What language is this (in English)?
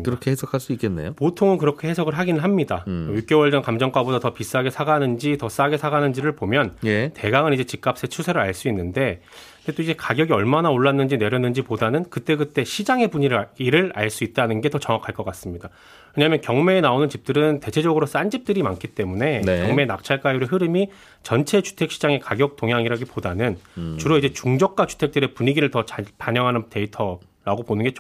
Korean